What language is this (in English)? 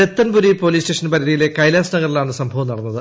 Malayalam